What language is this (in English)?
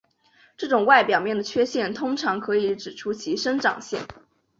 Chinese